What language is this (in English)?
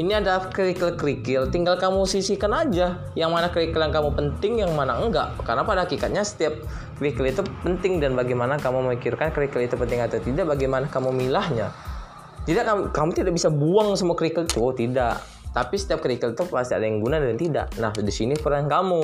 Indonesian